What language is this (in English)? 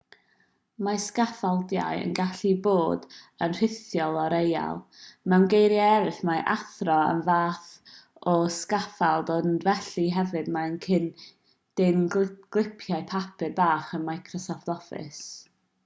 Welsh